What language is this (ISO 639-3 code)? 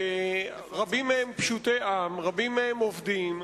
heb